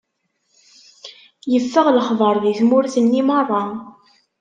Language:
Kabyle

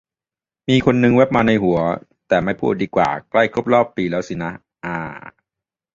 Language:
Thai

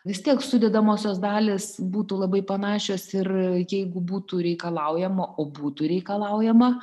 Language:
Lithuanian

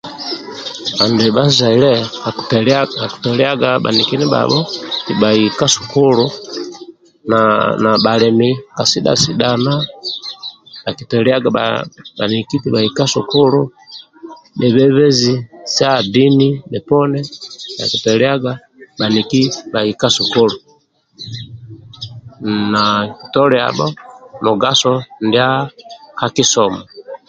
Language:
Amba (Uganda)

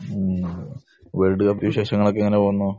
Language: Malayalam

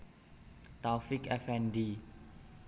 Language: Javanese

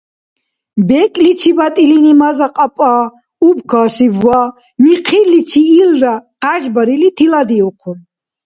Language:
Dargwa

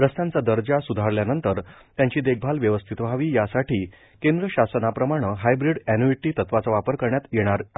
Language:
Marathi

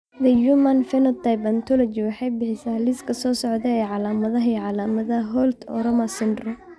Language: Somali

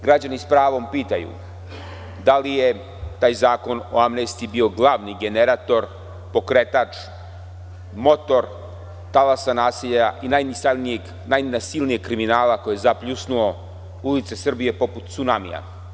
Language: Serbian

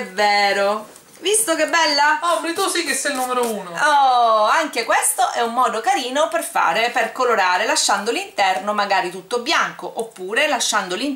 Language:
Italian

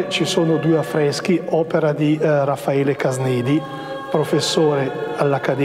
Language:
Italian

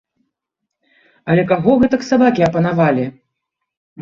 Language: Belarusian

